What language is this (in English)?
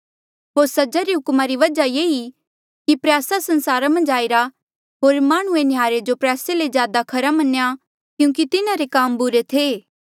Mandeali